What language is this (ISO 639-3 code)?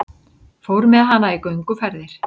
isl